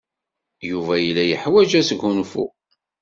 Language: Kabyle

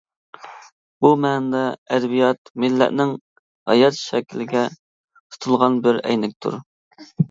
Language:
Uyghur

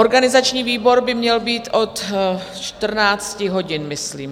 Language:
Czech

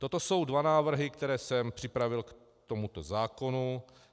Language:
Czech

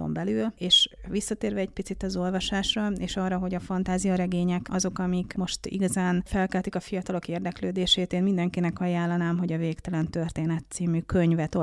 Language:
Hungarian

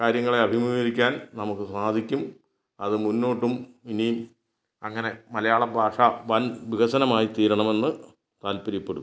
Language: Malayalam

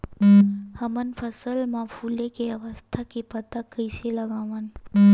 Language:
Chhattisgarhi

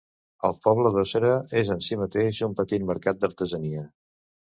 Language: Catalan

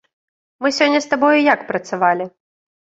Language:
Belarusian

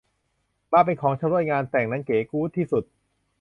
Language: Thai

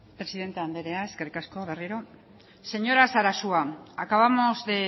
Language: Basque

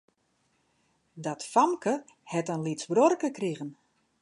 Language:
Western Frisian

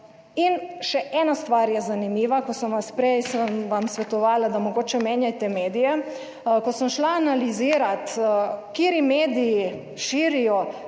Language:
Slovenian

